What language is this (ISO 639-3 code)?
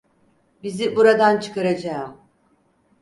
tur